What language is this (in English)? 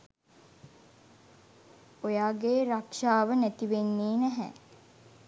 Sinhala